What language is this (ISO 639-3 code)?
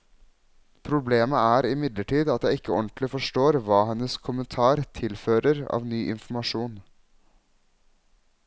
nor